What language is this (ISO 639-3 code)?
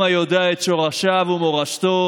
heb